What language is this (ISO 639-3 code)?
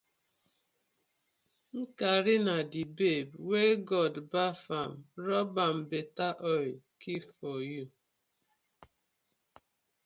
pcm